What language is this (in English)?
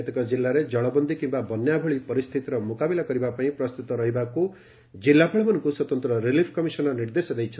Odia